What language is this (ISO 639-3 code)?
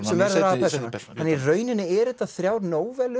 isl